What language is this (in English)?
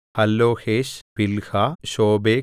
Malayalam